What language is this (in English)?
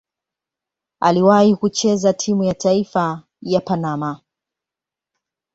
Swahili